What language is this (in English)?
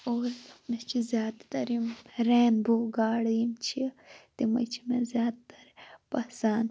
Kashmiri